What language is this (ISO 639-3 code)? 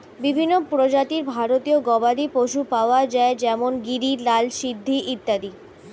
ben